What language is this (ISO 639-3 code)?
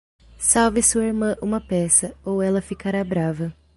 por